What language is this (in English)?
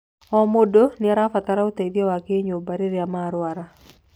Kikuyu